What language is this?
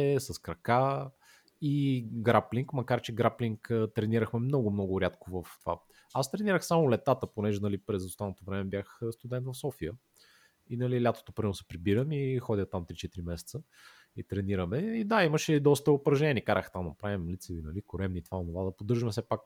Bulgarian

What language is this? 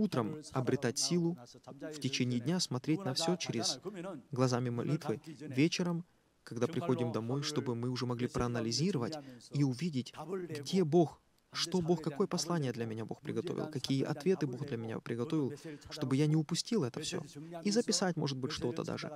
Russian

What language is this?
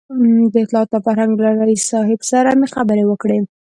Pashto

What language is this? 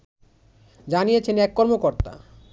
Bangla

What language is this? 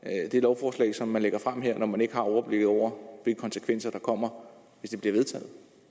Danish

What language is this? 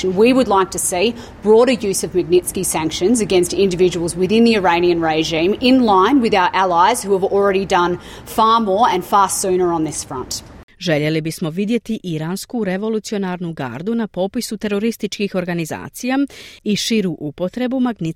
Croatian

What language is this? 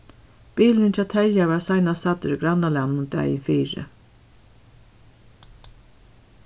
Faroese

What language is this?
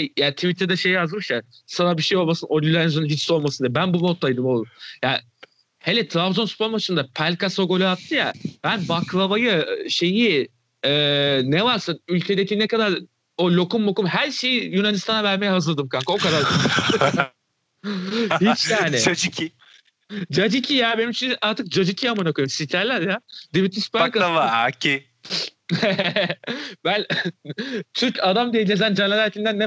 Turkish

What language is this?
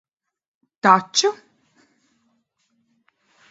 Latvian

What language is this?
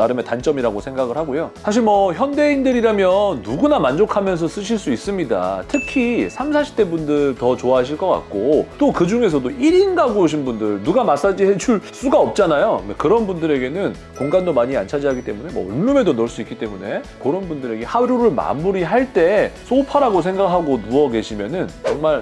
Korean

